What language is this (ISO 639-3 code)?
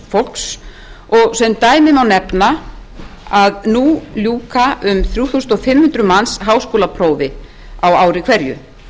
isl